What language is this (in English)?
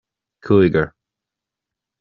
Irish